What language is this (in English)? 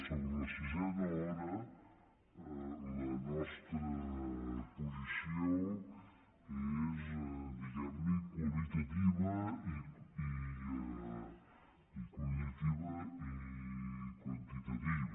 Catalan